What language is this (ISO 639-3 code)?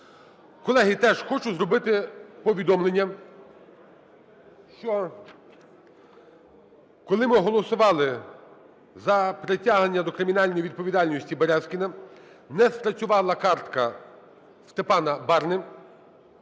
ukr